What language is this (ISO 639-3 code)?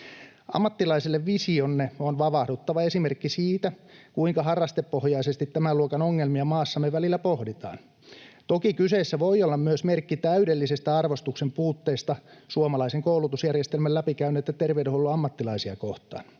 fin